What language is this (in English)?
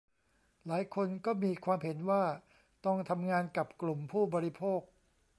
Thai